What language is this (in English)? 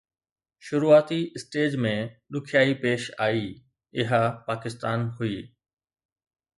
Sindhi